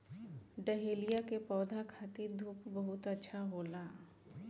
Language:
Bhojpuri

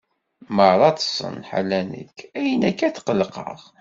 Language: Kabyle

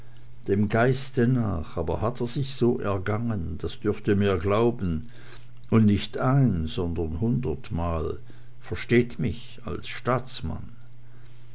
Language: German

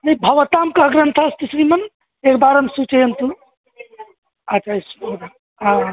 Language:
Sanskrit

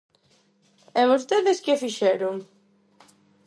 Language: Galician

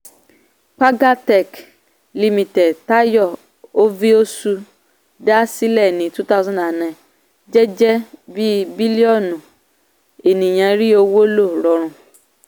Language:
Yoruba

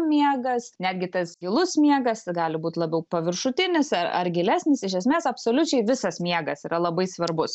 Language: Lithuanian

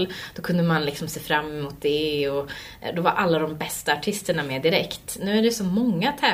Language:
Swedish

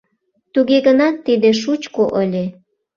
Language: Mari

